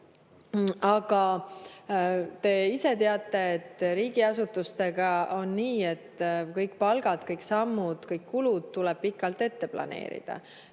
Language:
Estonian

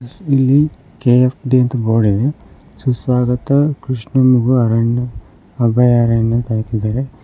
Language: Kannada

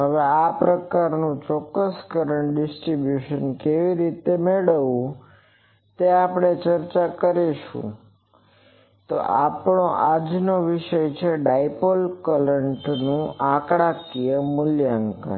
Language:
Gujarati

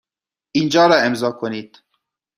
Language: Persian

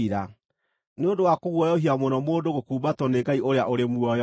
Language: Kikuyu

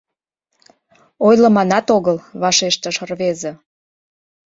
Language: Mari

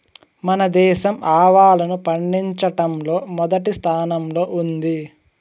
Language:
Telugu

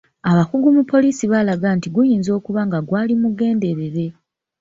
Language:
Ganda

